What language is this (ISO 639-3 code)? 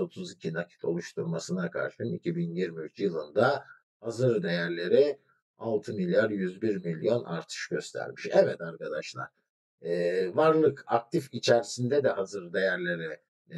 tur